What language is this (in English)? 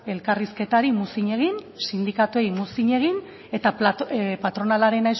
Basque